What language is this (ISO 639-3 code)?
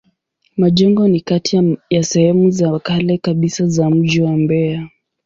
swa